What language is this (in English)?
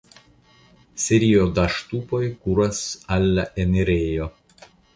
Esperanto